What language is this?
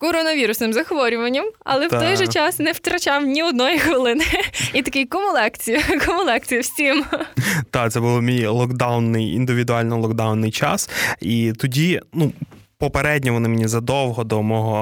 Ukrainian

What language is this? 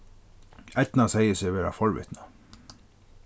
Faroese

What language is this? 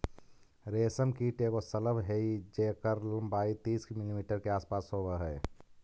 Magahi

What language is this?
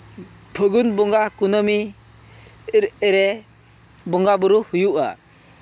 Santali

